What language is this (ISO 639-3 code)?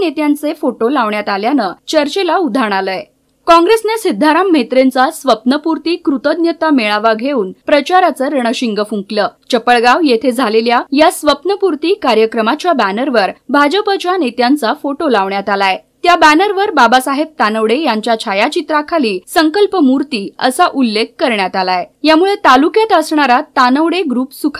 mar